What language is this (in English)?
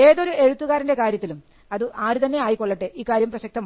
Malayalam